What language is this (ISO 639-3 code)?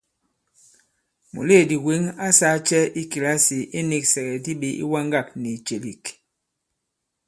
abb